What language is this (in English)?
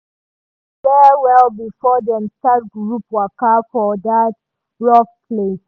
Nigerian Pidgin